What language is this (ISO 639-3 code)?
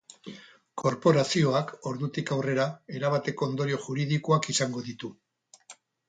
eus